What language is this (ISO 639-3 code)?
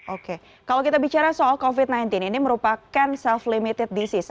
ind